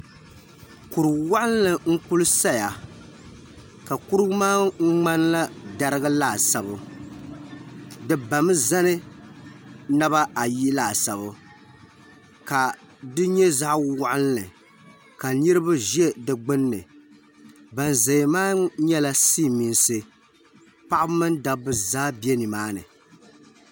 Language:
Dagbani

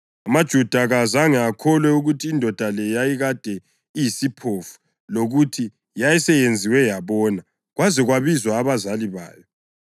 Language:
North Ndebele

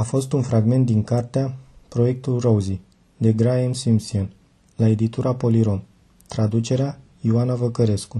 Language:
Romanian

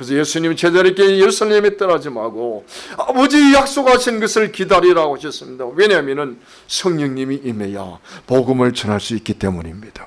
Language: Korean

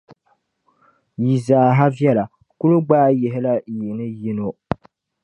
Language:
Dagbani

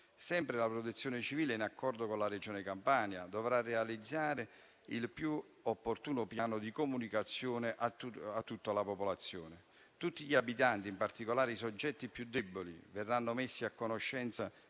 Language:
Italian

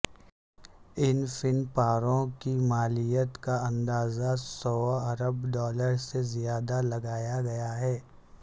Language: Urdu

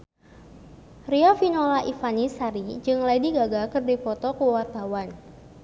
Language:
Sundanese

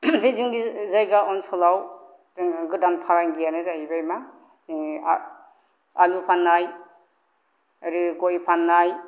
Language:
Bodo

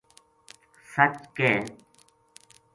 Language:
Gujari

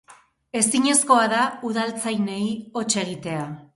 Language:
Basque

